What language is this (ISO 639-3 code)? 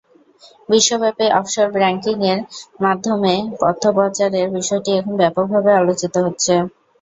ben